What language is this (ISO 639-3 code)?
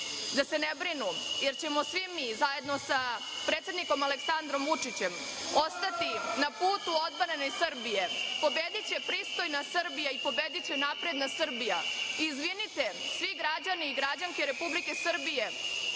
srp